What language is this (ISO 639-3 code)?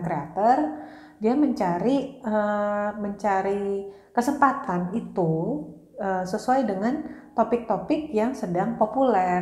ind